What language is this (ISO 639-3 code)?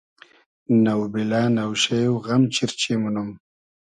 haz